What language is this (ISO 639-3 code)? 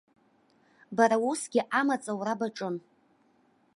abk